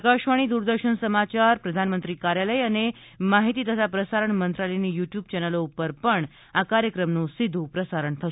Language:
Gujarati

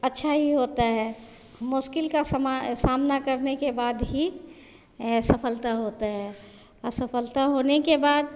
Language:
Hindi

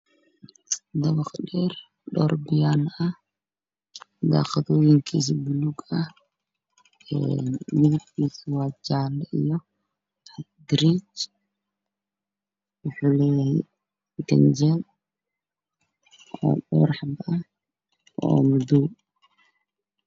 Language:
Somali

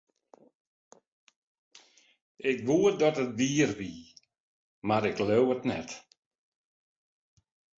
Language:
Western Frisian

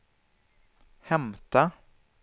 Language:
Swedish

